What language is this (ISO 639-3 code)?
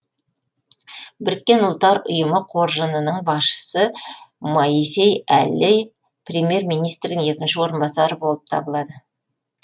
kaz